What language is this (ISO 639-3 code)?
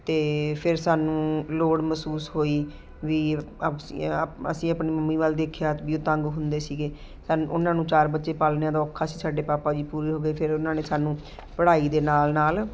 pan